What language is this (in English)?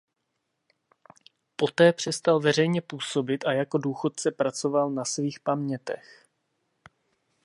Czech